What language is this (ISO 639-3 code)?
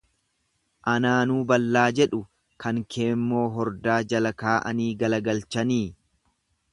orm